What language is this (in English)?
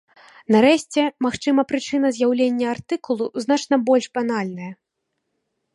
Belarusian